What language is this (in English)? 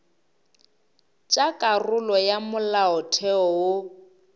Northern Sotho